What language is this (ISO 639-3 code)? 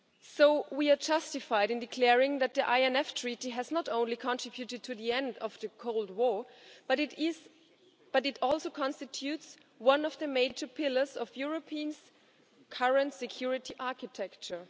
eng